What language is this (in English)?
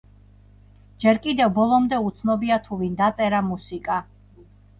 Georgian